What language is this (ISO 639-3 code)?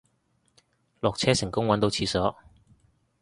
yue